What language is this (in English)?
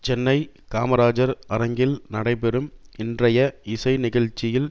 Tamil